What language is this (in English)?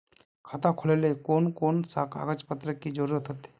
Magahi